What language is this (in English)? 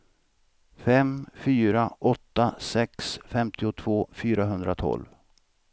Swedish